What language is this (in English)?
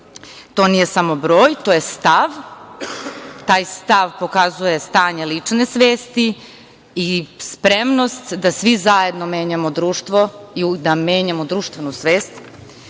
Serbian